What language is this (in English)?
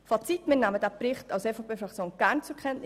Swiss German